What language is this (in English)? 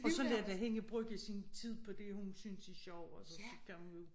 Danish